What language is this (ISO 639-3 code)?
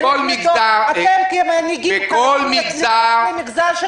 heb